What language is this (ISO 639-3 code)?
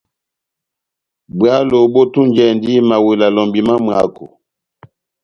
bnm